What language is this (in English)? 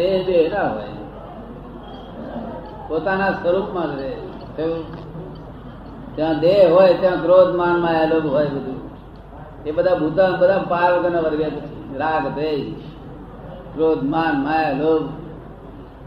Gujarati